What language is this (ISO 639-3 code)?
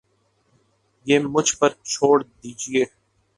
urd